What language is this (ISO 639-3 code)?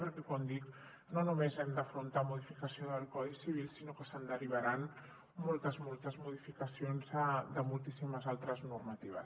cat